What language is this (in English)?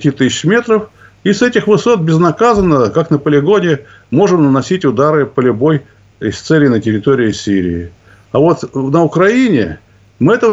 Russian